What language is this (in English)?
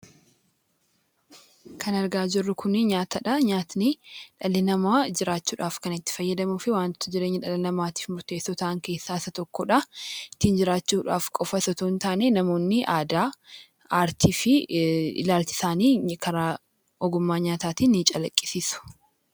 Oromo